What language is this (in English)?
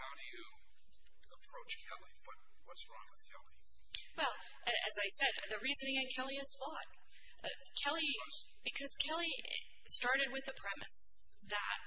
English